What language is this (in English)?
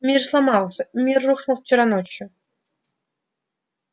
Russian